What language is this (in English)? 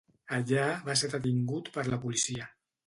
Catalan